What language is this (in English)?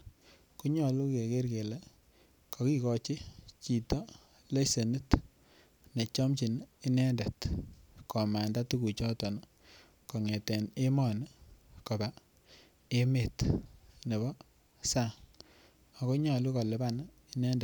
Kalenjin